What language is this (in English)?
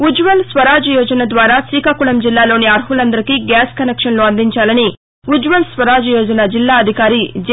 Telugu